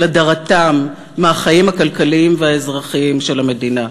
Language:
Hebrew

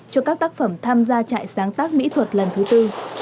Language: Vietnamese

